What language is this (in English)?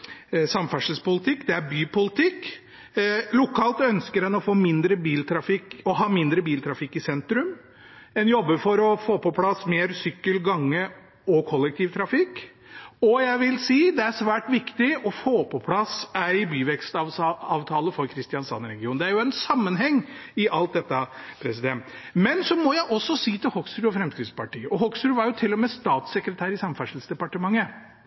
Norwegian Bokmål